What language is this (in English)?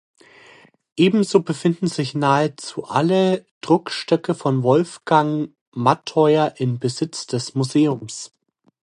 German